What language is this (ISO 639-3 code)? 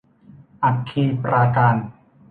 tha